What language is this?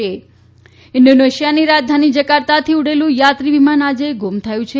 Gujarati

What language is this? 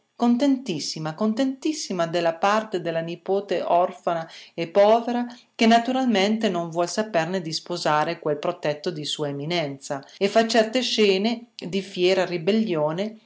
Italian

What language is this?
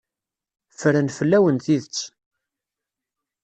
Kabyle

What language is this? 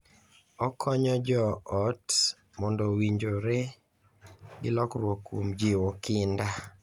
Luo (Kenya and Tanzania)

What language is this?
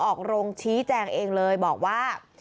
Thai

